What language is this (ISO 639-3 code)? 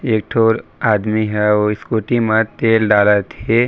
hne